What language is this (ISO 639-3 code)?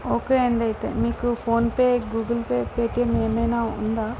tel